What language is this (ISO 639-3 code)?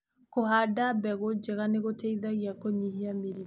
kik